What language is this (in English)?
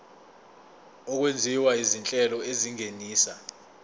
Zulu